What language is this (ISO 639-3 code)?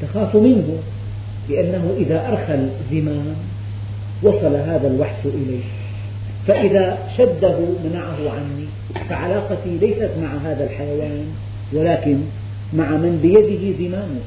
ara